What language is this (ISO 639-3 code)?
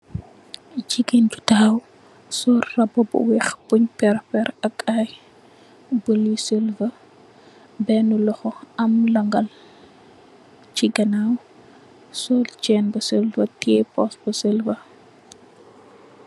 wol